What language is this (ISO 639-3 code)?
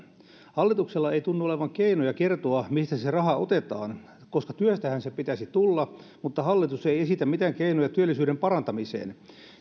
fin